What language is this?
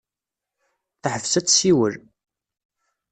Kabyle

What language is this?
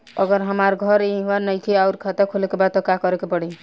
Bhojpuri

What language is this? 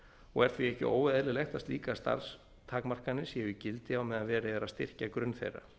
Icelandic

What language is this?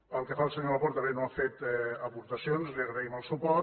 Catalan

